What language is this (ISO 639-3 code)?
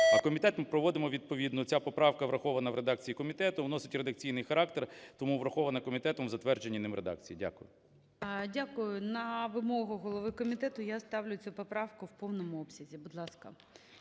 ukr